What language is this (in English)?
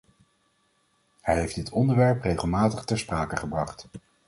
Dutch